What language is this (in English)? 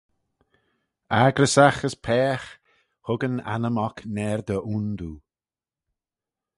Manx